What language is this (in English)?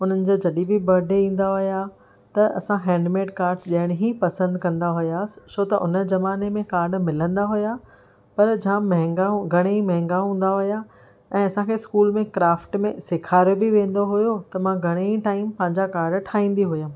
Sindhi